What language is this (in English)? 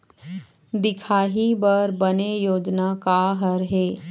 Chhattisgarhi